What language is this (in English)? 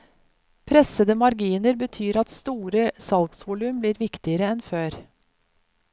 Norwegian